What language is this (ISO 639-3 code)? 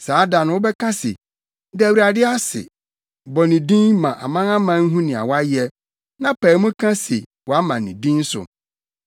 aka